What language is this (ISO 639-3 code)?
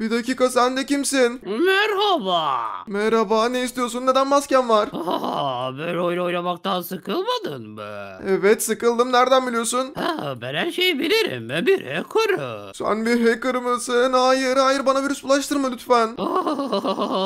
tur